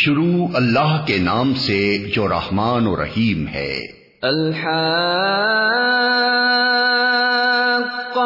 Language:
Urdu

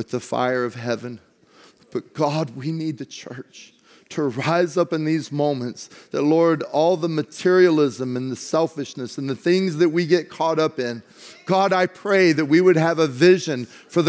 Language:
English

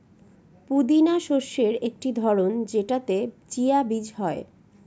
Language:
Bangla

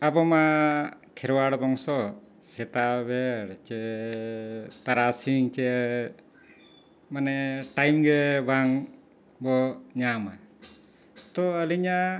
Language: Santali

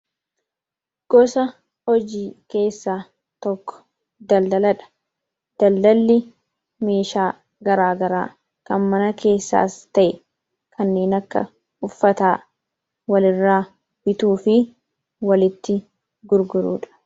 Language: Oromo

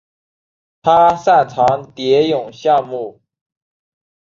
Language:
Chinese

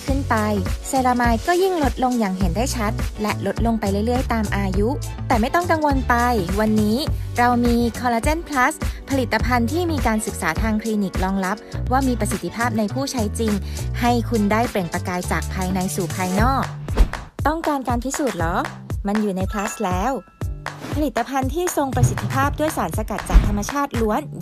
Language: Thai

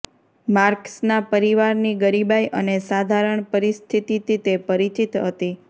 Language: Gujarati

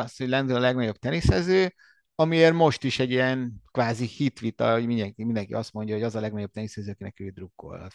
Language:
Hungarian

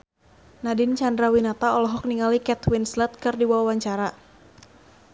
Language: Sundanese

